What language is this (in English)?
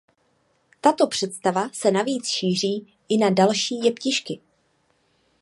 Czech